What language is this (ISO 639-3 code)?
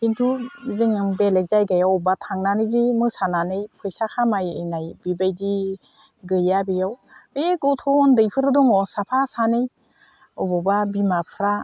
brx